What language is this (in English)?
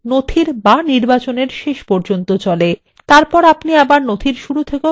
Bangla